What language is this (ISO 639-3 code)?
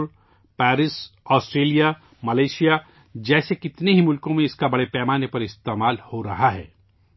urd